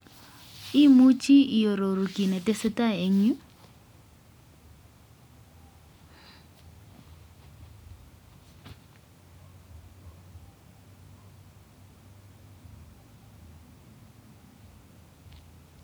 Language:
Kalenjin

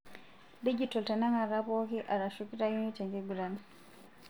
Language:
Masai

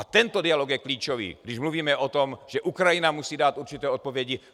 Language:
Czech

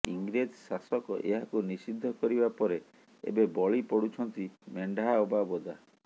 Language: Odia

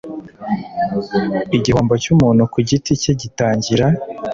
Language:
Kinyarwanda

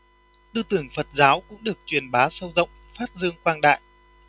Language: Vietnamese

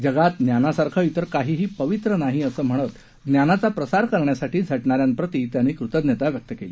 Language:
Marathi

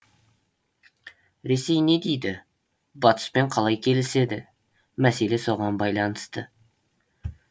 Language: Kazakh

